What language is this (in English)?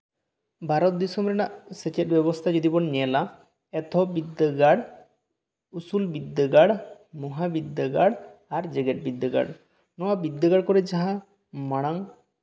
Santali